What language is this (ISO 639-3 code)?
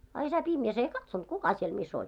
fin